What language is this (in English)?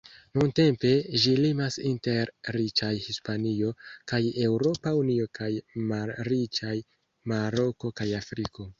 Esperanto